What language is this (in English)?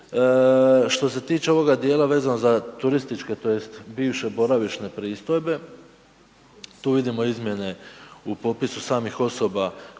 Croatian